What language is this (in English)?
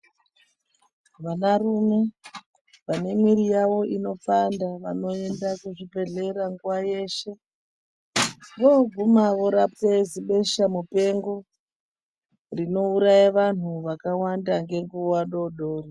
Ndau